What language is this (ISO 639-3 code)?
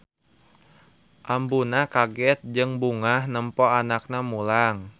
sun